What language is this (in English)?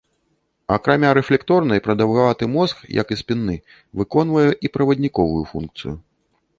Belarusian